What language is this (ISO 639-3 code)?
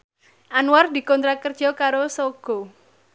jav